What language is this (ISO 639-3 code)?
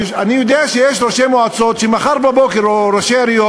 heb